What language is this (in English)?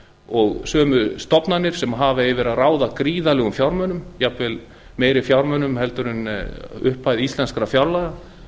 Icelandic